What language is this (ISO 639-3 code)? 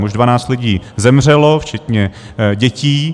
ces